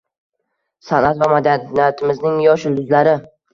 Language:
Uzbek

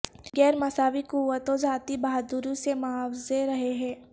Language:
Urdu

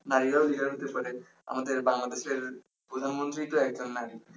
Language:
Bangla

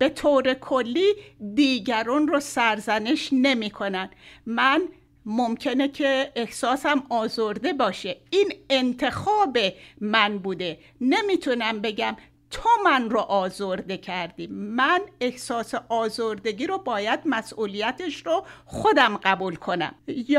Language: Persian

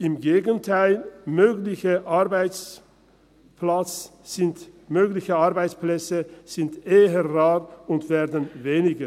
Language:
Swiss German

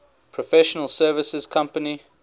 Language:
English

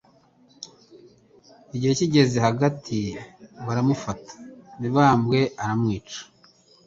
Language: Kinyarwanda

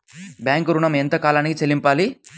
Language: Telugu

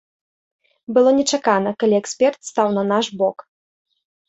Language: Belarusian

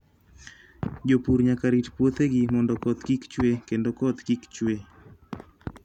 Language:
Luo (Kenya and Tanzania)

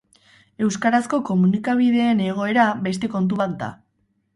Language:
Basque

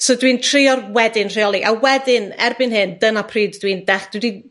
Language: Welsh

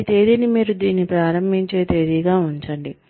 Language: Telugu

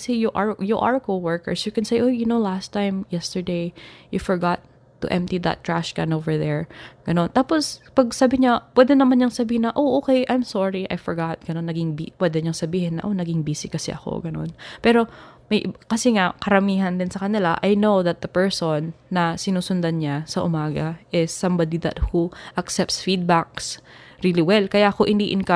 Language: Filipino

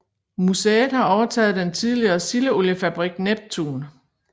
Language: Danish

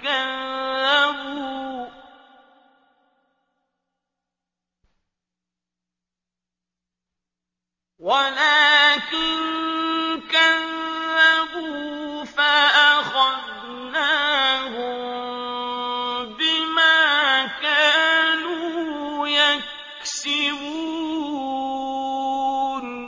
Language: Arabic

